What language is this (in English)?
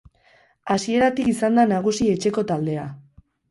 Basque